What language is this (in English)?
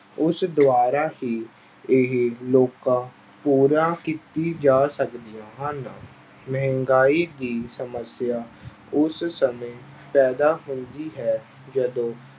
Punjabi